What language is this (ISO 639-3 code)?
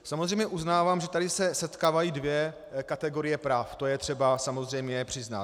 ces